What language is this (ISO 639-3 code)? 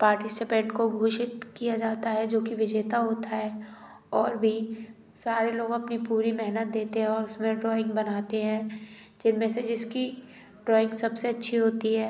hin